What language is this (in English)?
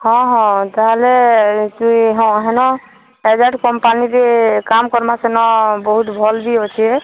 Odia